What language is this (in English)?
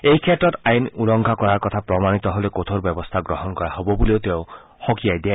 Assamese